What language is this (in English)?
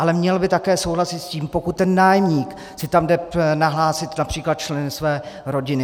Czech